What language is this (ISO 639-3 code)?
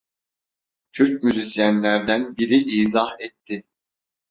tur